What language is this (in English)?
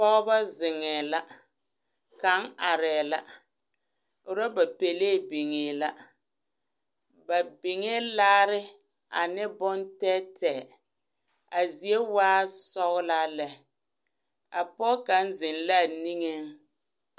Southern Dagaare